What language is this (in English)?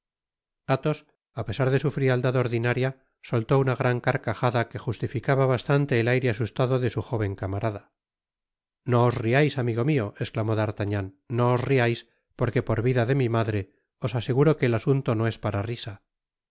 Spanish